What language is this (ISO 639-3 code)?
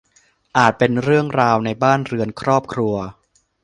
tha